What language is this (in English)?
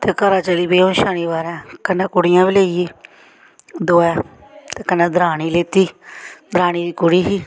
Dogri